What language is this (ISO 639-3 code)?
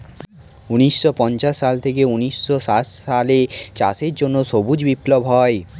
ben